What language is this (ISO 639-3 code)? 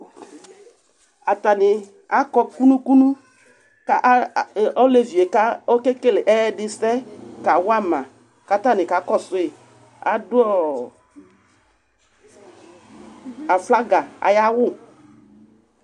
kpo